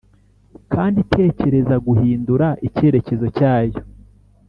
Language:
Kinyarwanda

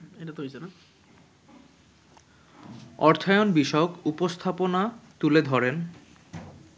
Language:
Bangla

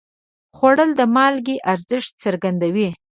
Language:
Pashto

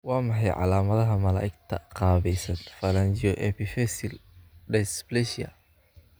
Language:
Somali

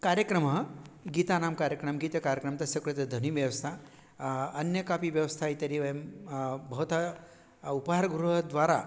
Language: Sanskrit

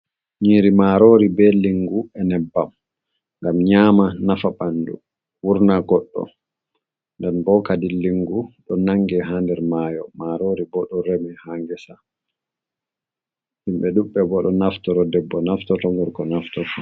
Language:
Fula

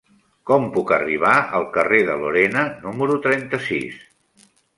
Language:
Catalan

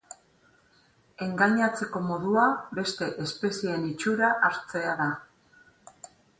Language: Basque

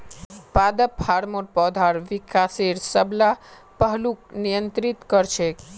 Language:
Magahi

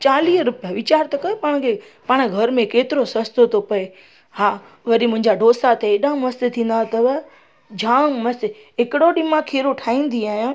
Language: Sindhi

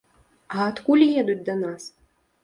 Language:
Belarusian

